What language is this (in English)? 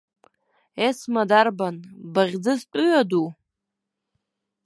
Abkhazian